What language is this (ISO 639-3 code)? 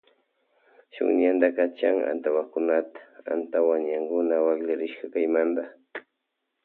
qvj